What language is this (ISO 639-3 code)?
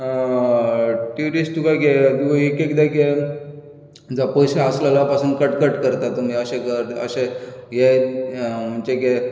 kok